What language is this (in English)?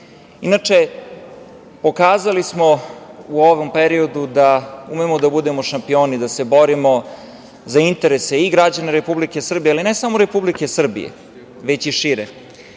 Serbian